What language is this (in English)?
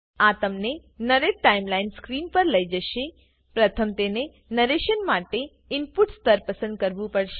Gujarati